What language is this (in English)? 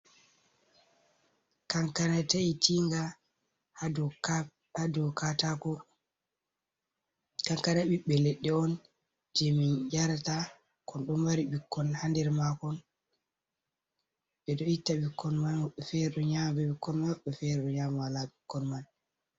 Fula